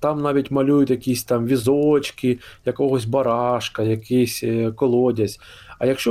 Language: Ukrainian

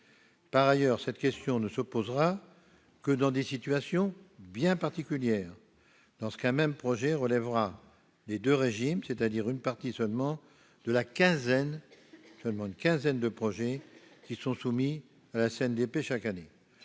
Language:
French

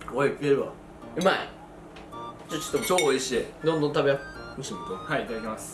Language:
Japanese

